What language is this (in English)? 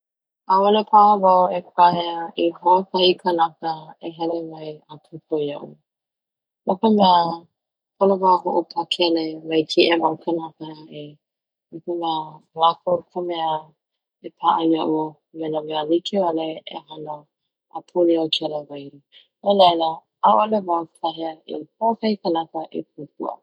Hawaiian